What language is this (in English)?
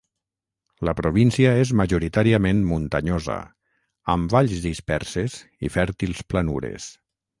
Catalan